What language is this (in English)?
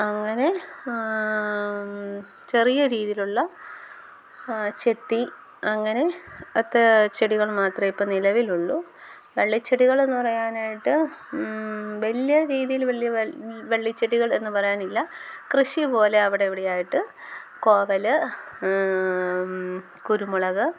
Malayalam